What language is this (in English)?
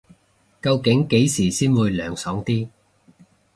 Cantonese